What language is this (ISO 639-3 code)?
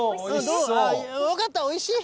jpn